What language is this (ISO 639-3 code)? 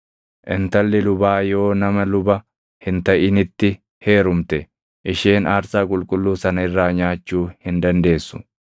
orm